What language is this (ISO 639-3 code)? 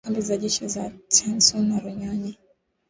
swa